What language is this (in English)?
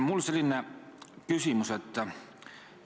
Estonian